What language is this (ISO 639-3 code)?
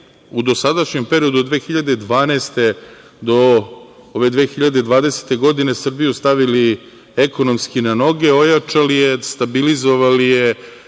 srp